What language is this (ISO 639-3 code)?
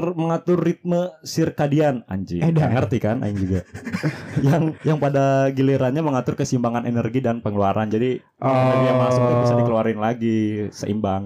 ind